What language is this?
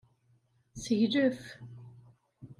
Kabyle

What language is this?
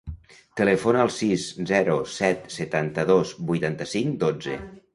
Catalan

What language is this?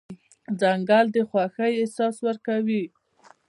Pashto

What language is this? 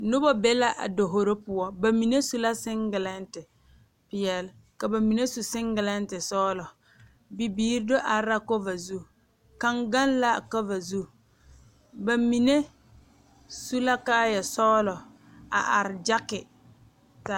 Southern Dagaare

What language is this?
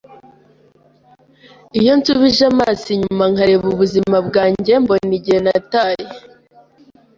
Kinyarwanda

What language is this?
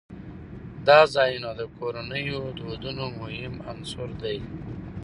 Pashto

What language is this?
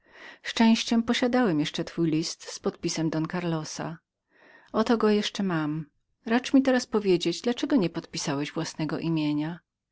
Polish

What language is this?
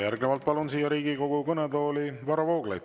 Estonian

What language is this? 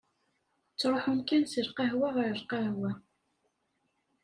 Kabyle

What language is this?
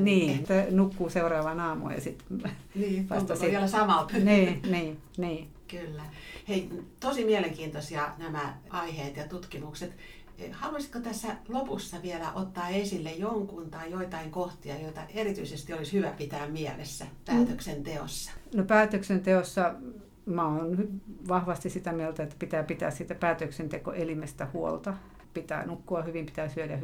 Finnish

